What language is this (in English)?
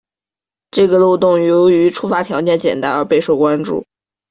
Chinese